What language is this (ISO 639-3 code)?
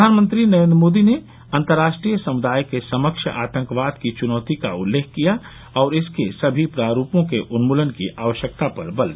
hin